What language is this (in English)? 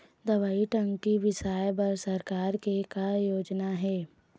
Chhattisgarhi